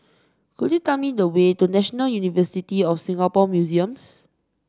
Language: English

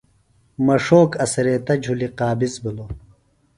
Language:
Phalura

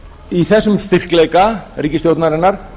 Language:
Icelandic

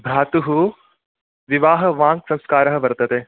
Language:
Sanskrit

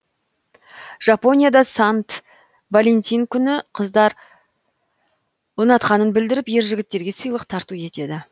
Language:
Kazakh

